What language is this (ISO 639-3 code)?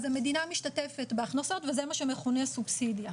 heb